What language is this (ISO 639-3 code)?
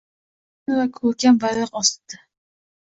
uzb